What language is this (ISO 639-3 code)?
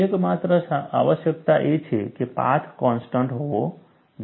guj